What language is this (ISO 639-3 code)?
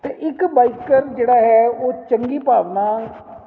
pan